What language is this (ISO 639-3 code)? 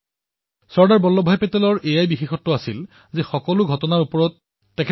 asm